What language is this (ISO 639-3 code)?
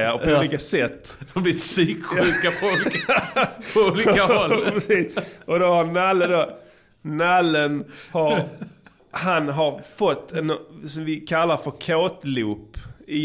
swe